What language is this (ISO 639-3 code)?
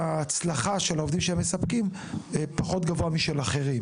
heb